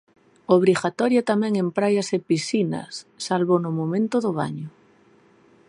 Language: Galician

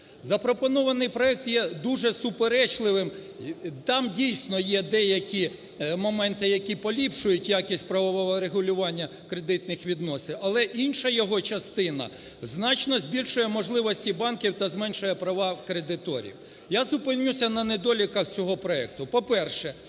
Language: Ukrainian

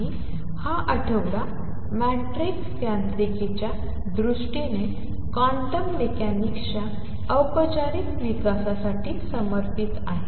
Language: Marathi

